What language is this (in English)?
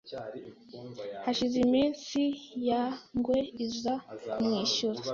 Kinyarwanda